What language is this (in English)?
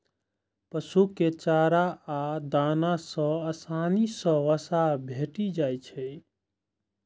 Maithili